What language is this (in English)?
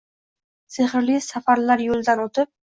Uzbek